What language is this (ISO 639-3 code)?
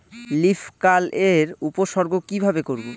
ben